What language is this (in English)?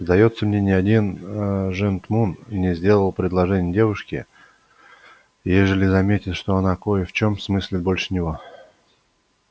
Russian